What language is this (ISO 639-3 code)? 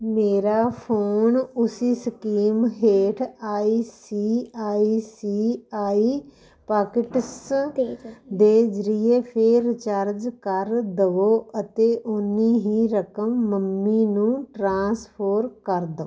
pan